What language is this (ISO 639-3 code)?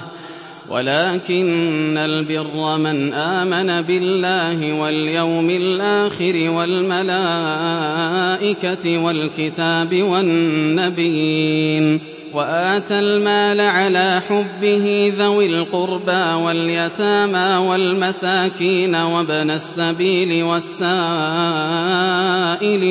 ara